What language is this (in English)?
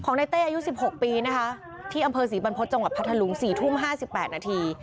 Thai